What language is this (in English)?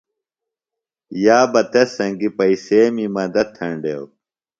Phalura